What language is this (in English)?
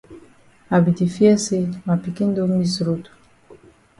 Cameroon Pidgin